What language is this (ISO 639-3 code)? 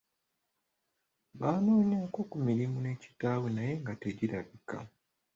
lug